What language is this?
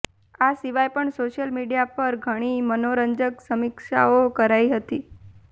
Gujarati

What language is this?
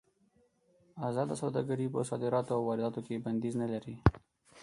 Pashto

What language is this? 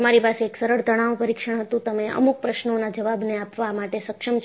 Gujarati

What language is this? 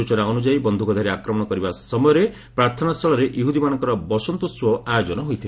Odia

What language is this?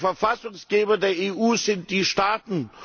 German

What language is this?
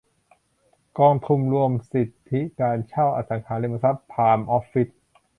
Thai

